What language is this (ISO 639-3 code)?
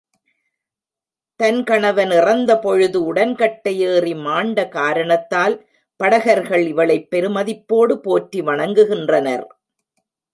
tam